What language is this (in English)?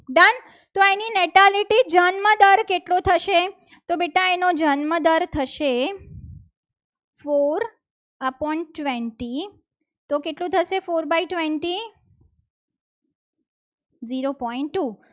Gujarati